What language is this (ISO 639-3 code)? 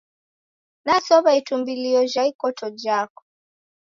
dav